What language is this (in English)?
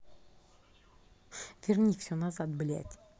Russian